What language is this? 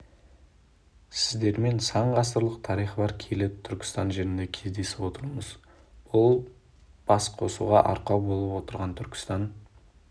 Kazakh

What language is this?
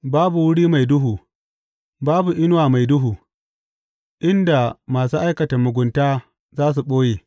Hausa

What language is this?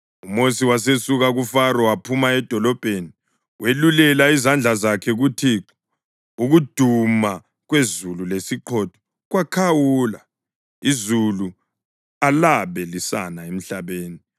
North Ndebele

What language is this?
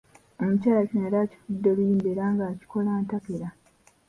Ganda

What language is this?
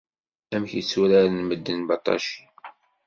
Kabyle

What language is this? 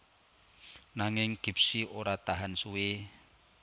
Javanese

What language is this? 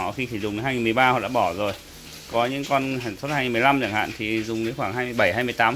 Vietnamese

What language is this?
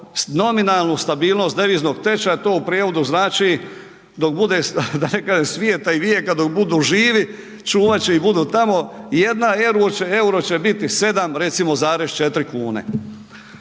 Croatian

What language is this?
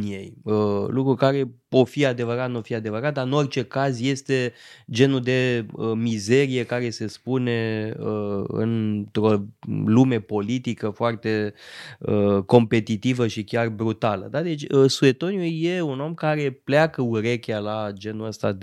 Romanian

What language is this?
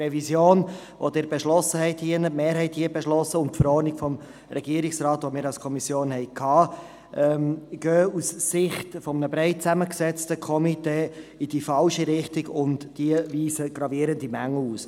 Swiss German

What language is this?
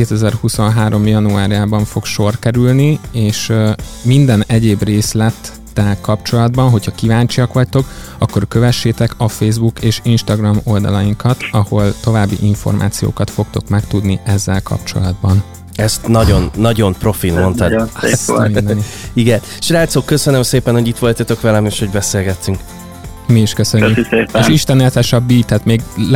Hungarian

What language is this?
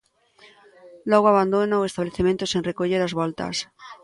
Galician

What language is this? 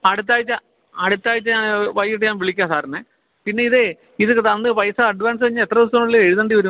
Malayalam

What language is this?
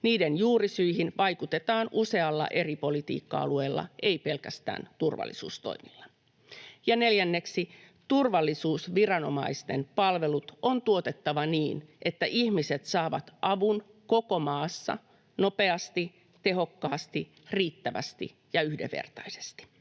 Finnish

